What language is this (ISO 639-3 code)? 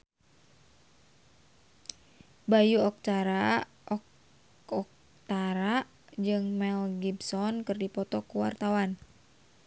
sun